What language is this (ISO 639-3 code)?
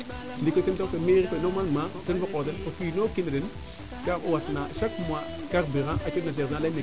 srr